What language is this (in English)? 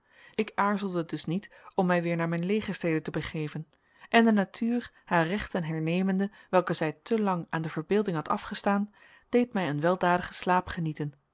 Dutch